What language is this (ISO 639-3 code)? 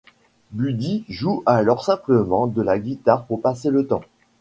fra